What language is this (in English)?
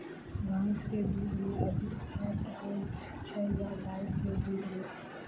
Maithili